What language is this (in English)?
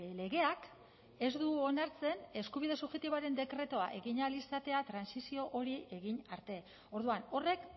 Basque